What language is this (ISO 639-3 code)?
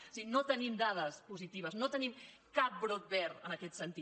cat